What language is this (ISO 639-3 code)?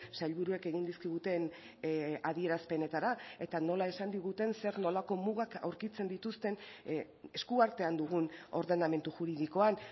eus